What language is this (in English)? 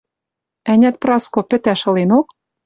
Western Mari